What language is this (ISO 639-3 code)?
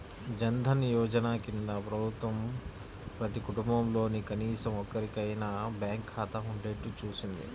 tel